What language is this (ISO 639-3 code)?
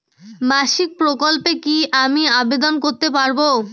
ben